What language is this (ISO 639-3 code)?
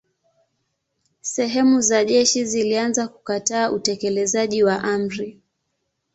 swa